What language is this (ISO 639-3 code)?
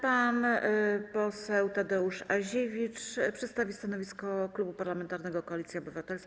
pol